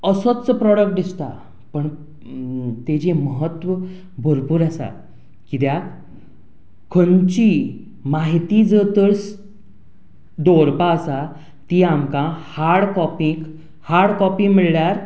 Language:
Konkani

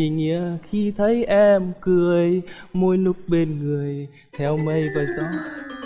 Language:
Vietnamese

